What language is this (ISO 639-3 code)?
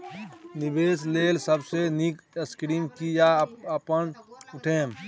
mai